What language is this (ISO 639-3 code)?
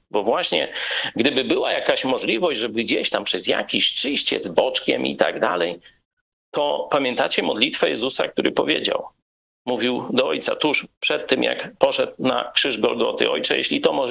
pol